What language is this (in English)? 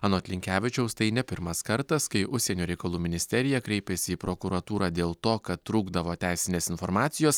Lithuanian